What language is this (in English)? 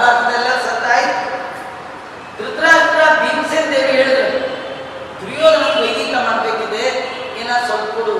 Kannada